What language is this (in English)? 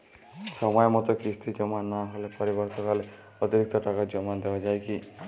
Bangla